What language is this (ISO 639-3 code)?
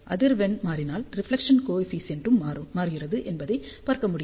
tam